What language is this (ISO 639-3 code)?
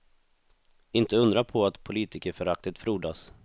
swe